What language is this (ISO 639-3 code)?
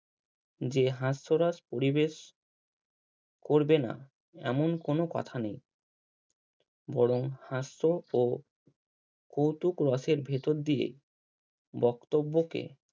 ben